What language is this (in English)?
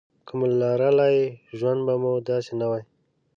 Pashto